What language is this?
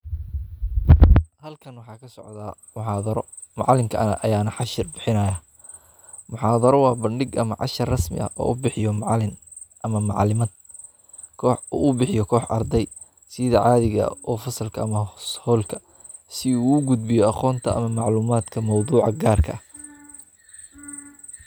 Somali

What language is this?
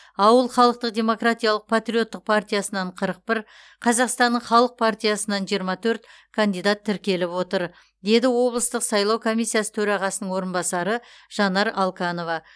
Kazakh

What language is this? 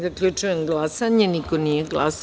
Serbian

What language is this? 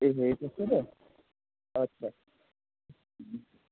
Nepali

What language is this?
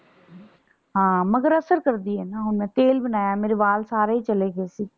Punjabi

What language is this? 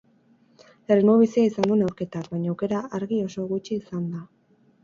Basque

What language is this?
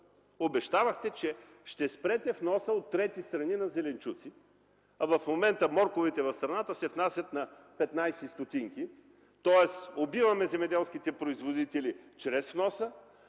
Bulgarian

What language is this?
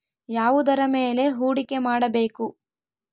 Kannada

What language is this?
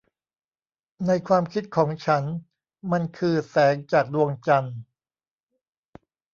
Thai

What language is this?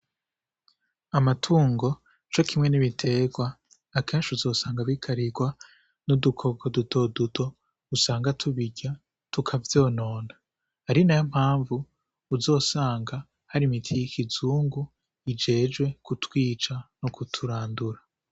Rundi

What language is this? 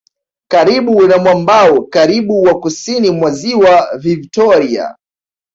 Swahili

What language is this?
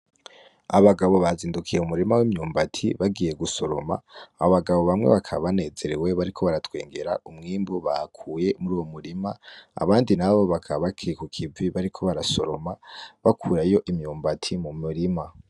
Rundi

